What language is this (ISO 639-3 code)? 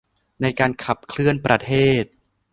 tha